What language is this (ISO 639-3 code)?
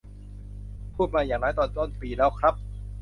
tha